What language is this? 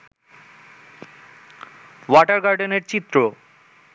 Bangla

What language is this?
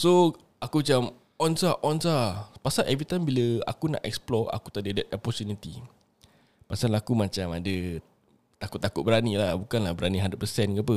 Malay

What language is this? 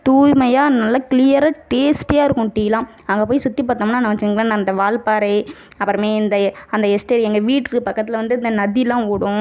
Tamil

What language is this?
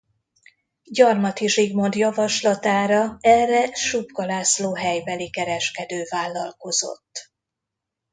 Hungarian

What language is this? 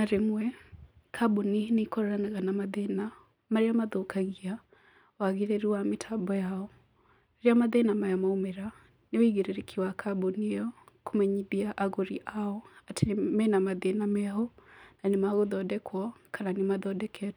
Kikuyu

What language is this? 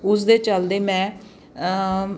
Punjabi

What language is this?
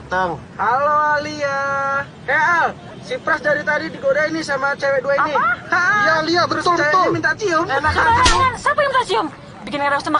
Indonesian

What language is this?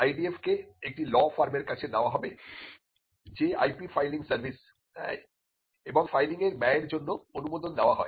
Bangla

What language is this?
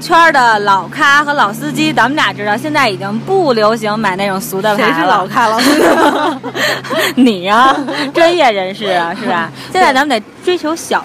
Chinese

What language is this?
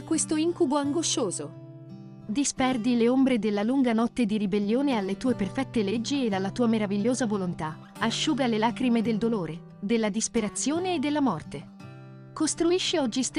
Italian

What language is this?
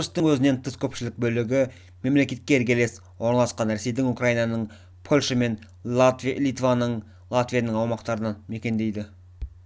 Kazakh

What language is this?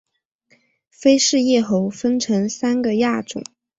Chinese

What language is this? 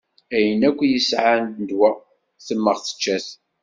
Kabyle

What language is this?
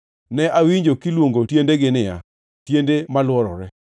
Luo (Kenya and Tanzania)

